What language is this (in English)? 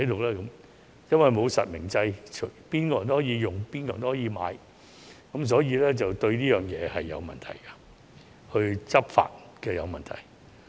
Cantonese